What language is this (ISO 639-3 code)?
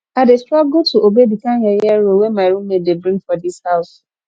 pcm